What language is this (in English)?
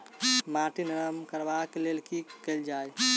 Maithili